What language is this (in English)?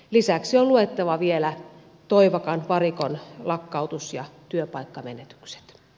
Finnish